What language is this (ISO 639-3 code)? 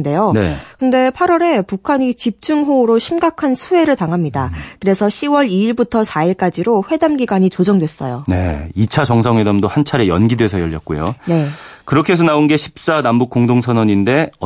kor